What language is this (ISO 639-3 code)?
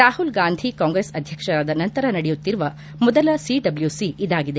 kan